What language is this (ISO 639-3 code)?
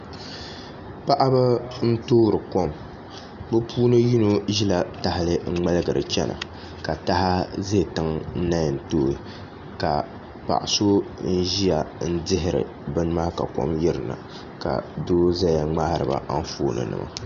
dag